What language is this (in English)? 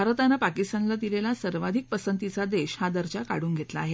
Marathi